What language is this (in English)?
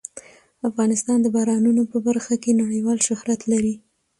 Pashto